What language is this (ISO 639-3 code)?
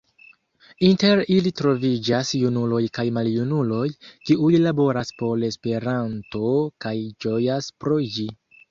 epo